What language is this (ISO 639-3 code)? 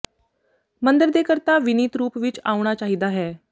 pan